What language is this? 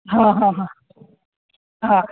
Gujarati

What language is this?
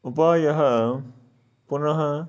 Sanskrit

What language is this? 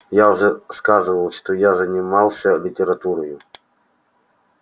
Russian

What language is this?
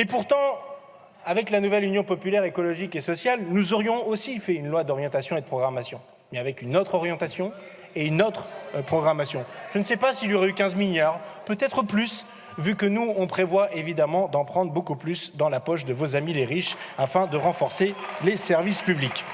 French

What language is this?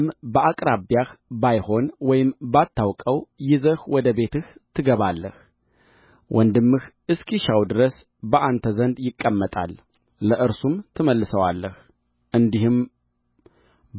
Amharic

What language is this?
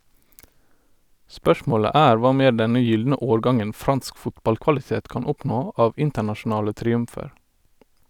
Norwegian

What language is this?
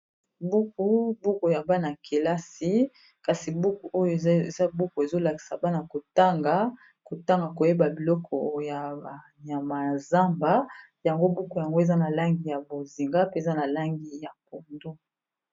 Lingala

